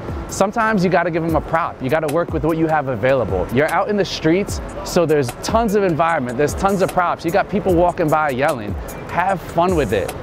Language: English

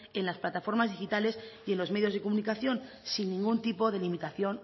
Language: Spanish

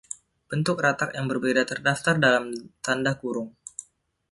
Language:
Indonesian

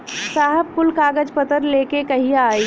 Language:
Bhojpuri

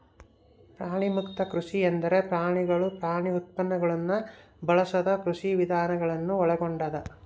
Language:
Kannada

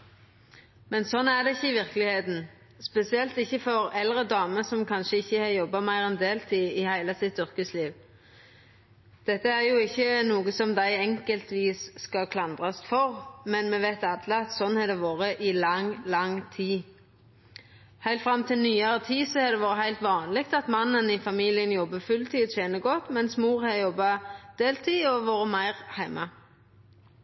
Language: Norwegian Nynorsk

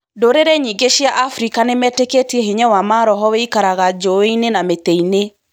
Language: Kikuyu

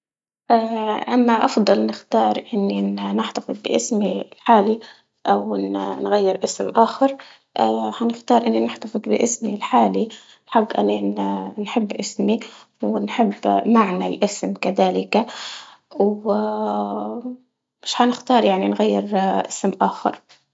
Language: Libyan Arabic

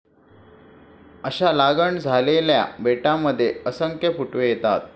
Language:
Marathi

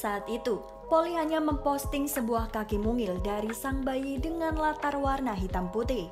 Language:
Indonesian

